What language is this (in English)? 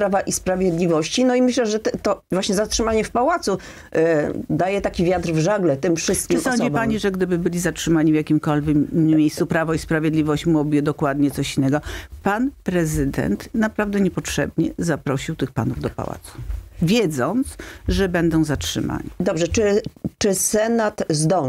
Polish